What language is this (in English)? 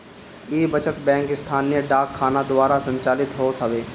Bhojpuri